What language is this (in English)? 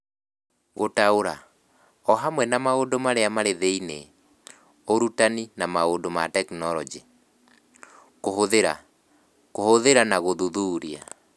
Kikuyu